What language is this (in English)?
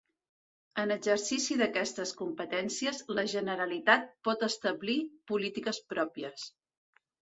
Catalan